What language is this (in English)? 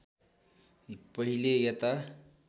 Nepali